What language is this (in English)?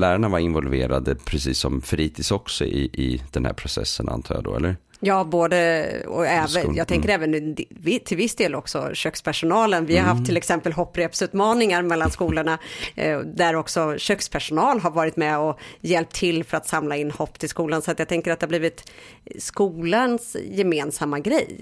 Swedish